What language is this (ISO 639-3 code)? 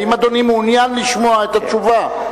heb